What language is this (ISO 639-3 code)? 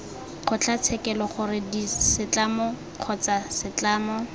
tsn